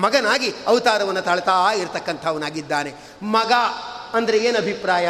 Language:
Kannada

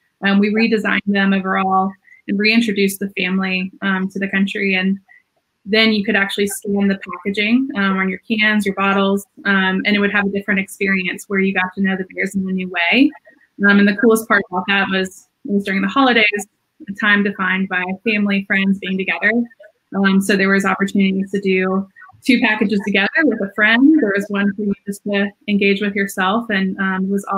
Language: English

